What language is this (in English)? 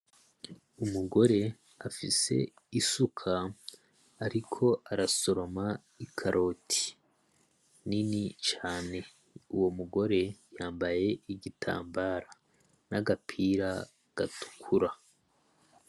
Rundi